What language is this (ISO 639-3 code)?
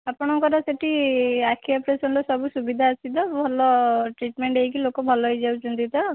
ori